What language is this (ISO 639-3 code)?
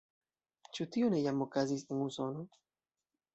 epo